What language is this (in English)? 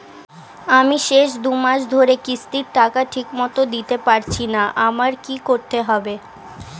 Bangla